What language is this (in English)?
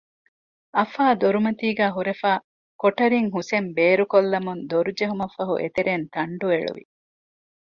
Divehi